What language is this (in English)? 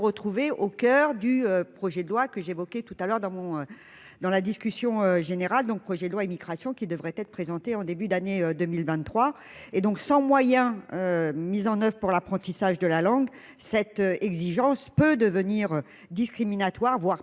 French